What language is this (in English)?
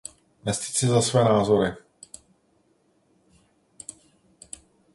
Czech